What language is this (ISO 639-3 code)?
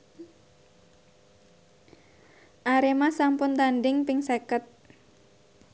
jav